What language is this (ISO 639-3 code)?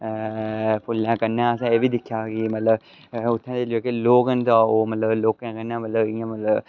doi